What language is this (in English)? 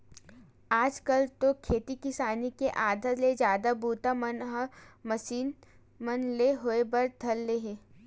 Chhattisgarhi